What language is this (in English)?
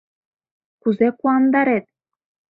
Mari